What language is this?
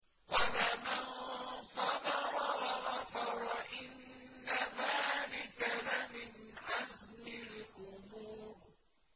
Arabic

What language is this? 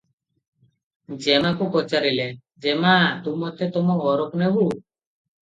Odia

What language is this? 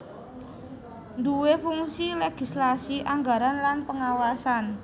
Javanese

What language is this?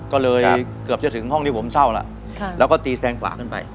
Thai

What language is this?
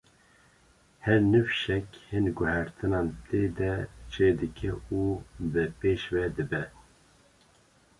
Kurdish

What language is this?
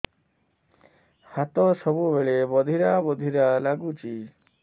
Odia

